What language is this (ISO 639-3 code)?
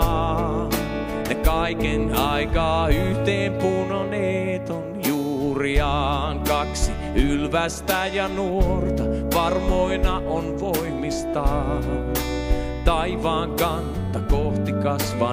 fin